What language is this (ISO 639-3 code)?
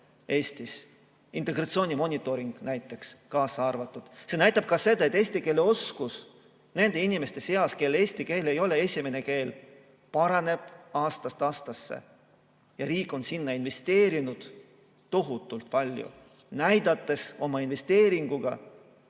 est